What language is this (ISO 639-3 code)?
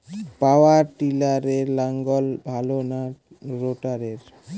ben